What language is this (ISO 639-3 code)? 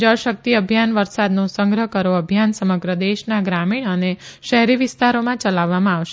guj